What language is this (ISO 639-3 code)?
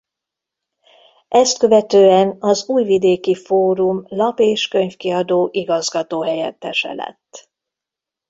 hun